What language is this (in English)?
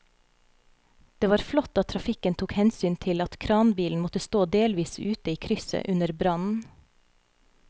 Norwegian